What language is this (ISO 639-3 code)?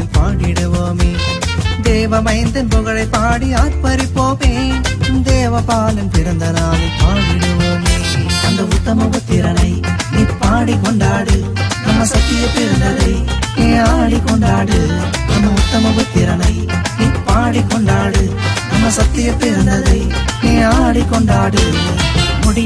hin